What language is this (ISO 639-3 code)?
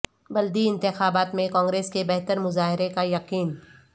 urd